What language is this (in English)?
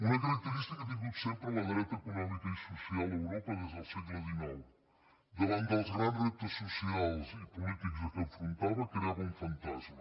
Catalan